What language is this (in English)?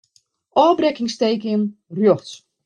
Western Frisian